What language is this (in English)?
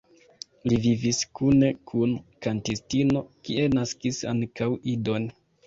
Esperanto